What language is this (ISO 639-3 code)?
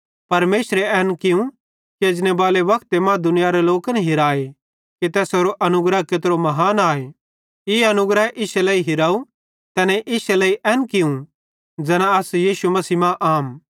bhd